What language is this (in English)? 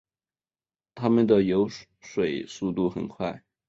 Chinese